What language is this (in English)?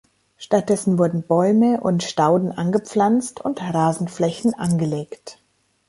German